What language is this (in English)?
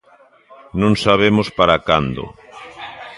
Galician